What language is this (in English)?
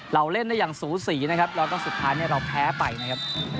Thai